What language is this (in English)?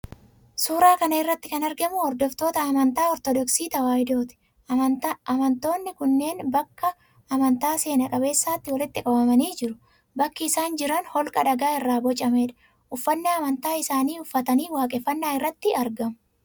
Oromo